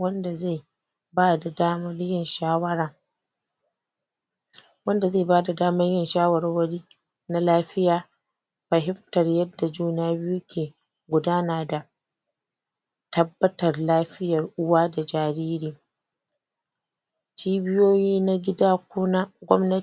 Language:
Hausa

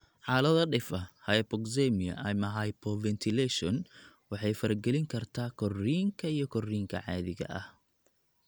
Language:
Somali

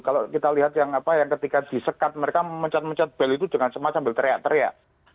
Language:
Indonesian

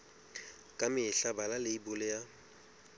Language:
Southern Sotho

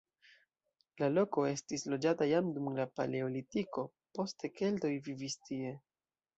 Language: Esperanto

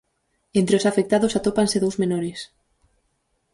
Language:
Galician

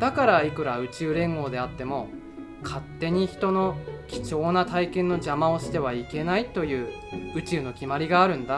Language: Japanese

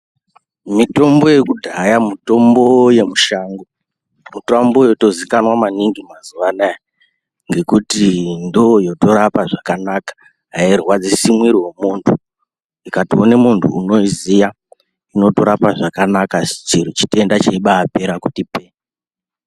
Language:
Ndau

